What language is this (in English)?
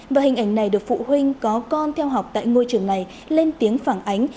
Vietnamese